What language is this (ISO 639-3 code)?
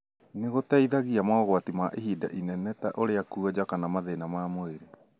kik